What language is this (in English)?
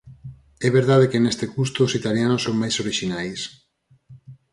Galician